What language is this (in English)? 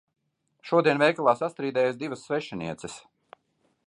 Latvian